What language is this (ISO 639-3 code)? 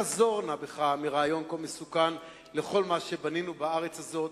heb